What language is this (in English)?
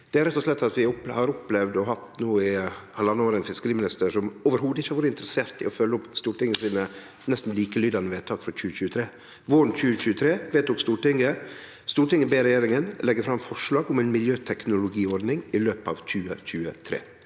Norwegian